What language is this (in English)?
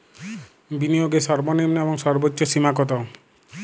Bangla